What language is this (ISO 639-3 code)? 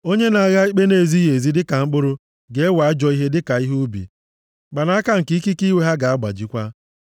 ibo